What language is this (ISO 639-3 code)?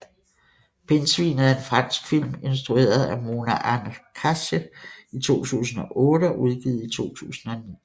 dan